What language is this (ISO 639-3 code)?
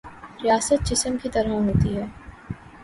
urd